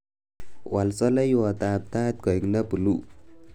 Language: Kalenjin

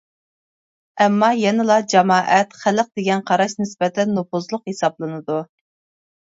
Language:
Uyghur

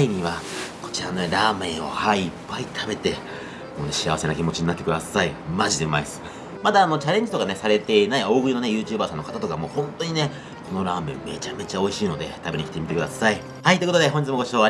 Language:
Japanese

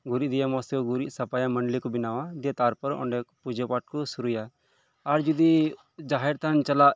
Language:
Santali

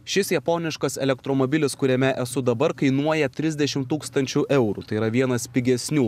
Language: Lithuanian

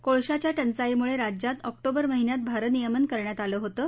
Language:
Marathi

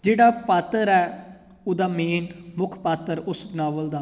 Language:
Punjabi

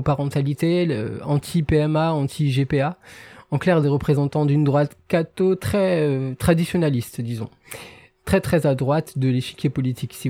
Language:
French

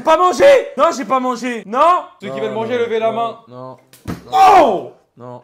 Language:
French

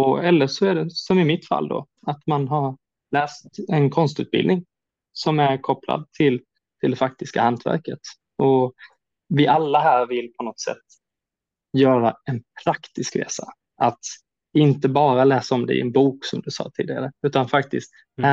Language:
Swedish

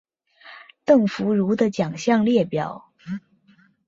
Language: Chinese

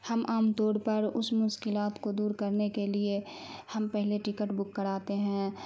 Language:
Urdu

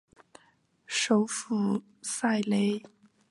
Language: Chinese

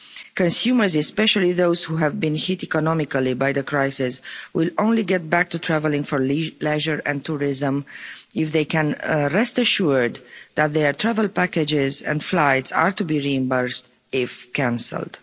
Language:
English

